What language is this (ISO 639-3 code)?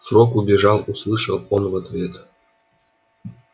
rus